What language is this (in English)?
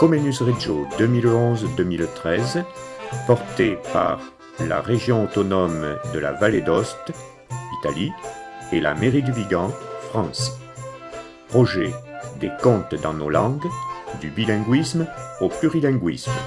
Japanese